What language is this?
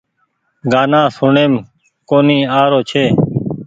Goaria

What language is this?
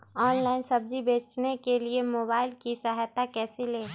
Magahi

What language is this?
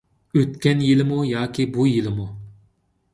Uyghur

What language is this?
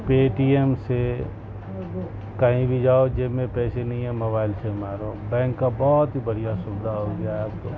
Urdu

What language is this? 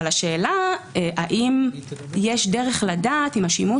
Hebrew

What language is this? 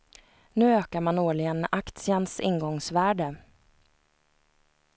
Swedish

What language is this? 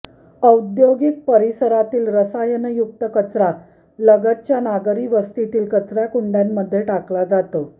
Marathi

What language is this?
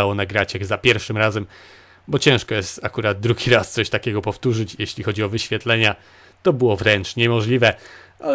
Polish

